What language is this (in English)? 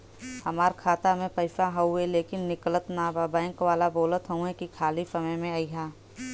Bhojpuri